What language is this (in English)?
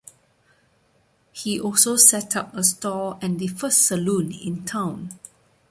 English